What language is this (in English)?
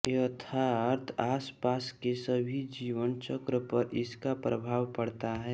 Hindi